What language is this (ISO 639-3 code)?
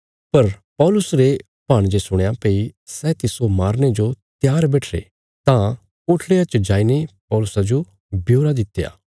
kfs